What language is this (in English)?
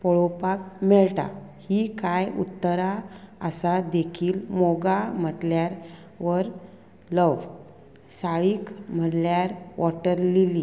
Konkani